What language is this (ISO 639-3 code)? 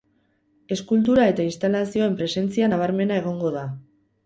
eus